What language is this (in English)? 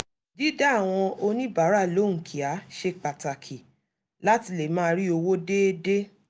Yoruba